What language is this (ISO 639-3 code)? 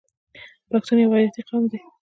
pus